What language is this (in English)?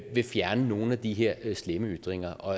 Danish